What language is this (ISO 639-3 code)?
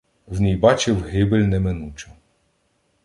ukr